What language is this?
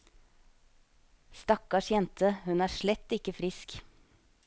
Norwegian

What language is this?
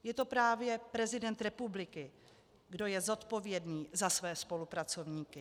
Czech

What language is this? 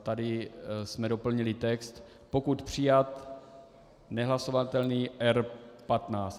Czech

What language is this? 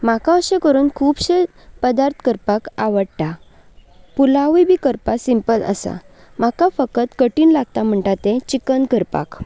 Konkani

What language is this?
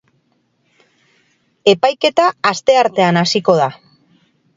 Basque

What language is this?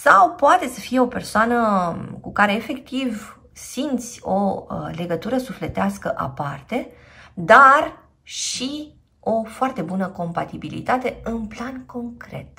Romanian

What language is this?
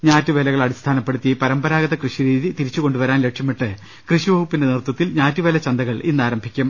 Malayalam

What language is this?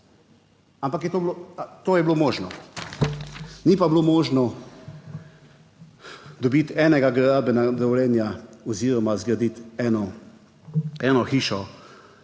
Slovenian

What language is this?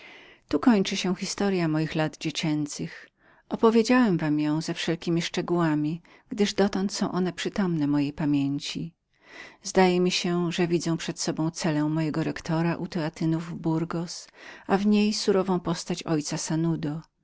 Polish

